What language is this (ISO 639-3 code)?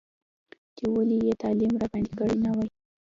pus